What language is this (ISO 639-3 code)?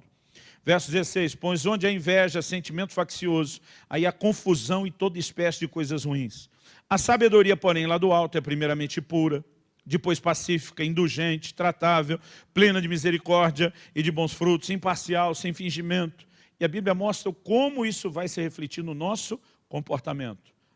por